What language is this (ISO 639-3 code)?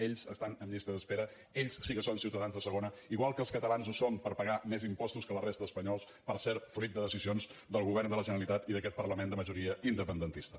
cat